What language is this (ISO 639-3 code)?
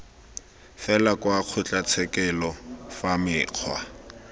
tsn